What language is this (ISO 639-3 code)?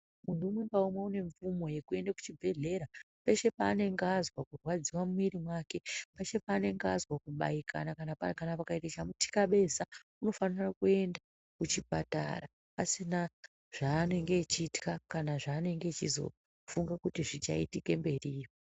ndc